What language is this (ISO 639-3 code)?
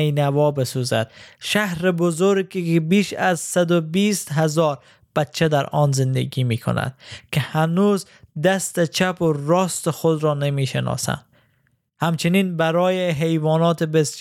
fas